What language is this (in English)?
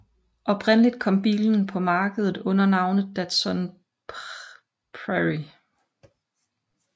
Danish